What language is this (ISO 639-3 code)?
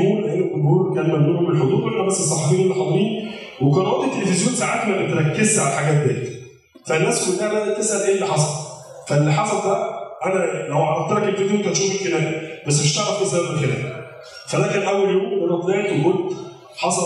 ara